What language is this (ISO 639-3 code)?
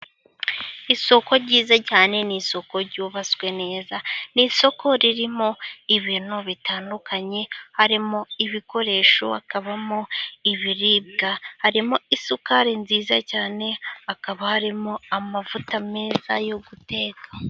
kin